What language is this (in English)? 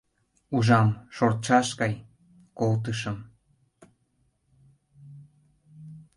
Mari